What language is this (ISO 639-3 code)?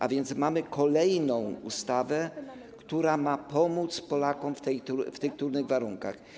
pol